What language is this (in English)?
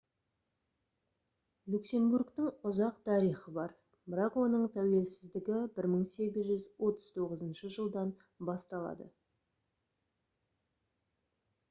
Kazakh